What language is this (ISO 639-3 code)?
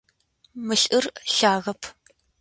ady